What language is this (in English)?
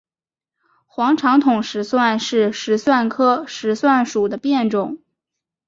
Chinese